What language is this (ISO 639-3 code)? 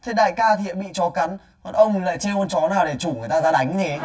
vie